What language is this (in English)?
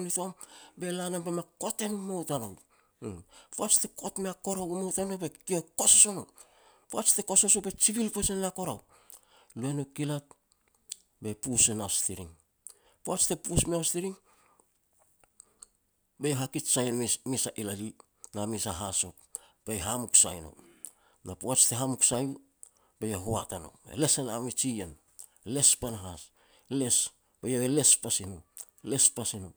Petats